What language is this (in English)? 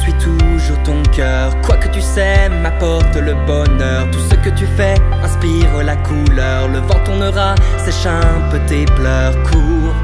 French